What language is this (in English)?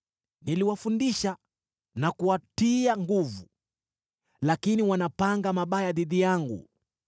Swahili